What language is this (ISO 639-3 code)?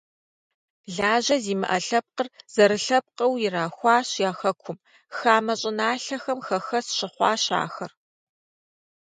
kbd